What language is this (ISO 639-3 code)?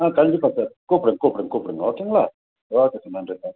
tam